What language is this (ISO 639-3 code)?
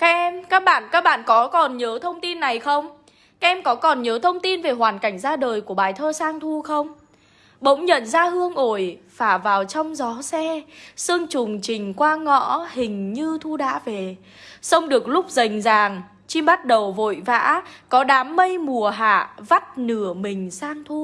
vie